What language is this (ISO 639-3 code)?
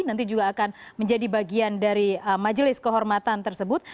ind